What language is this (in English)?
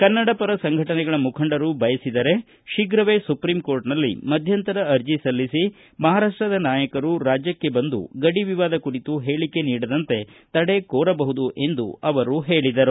Kannada